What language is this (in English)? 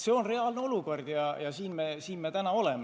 Estonian